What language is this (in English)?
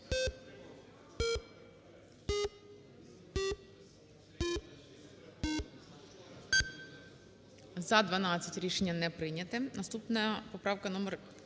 Ukrainian